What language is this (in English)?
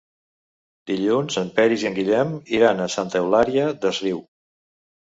Catalan